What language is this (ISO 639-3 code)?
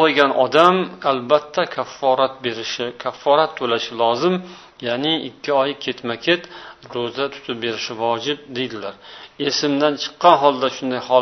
bul